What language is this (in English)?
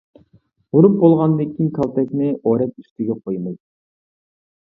Uyghur